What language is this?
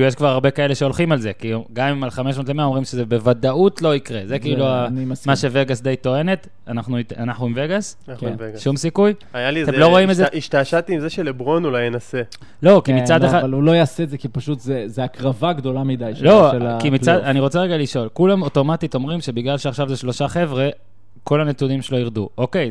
Hebrew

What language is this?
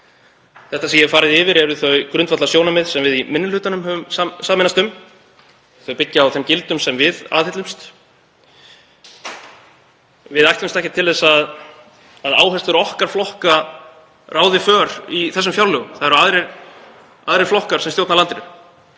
Icelandic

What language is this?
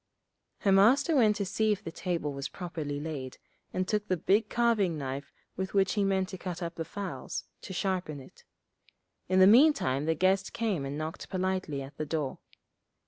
English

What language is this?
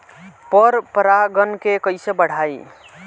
Bhojpuri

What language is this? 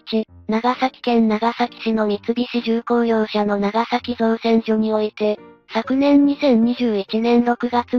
Japanese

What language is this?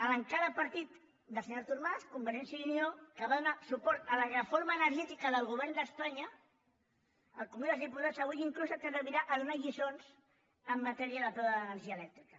Catalan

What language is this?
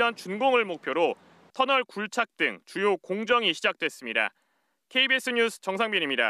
Korean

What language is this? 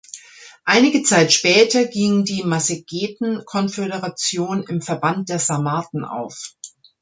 German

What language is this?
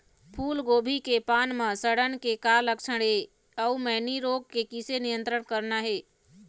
Chhattisgarhi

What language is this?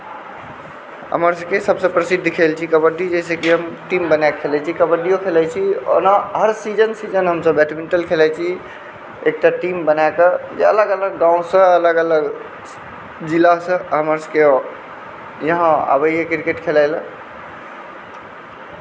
Maithili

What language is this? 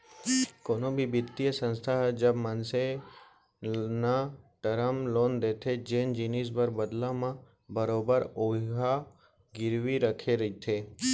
Chhattisgarhi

